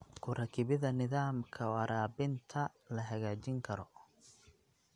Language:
Somali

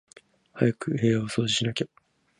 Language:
Japanese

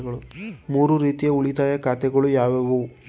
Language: Kannada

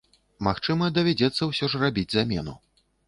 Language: Belarusian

